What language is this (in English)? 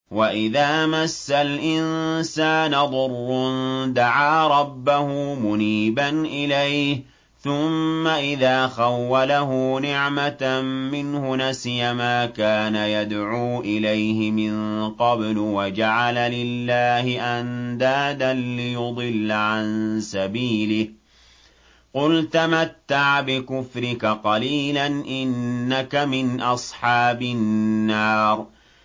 Arabic